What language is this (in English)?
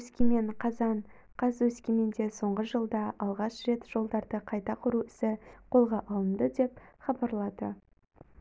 Kazakh